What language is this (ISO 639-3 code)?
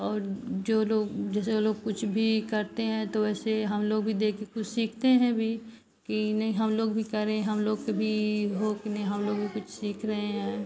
hin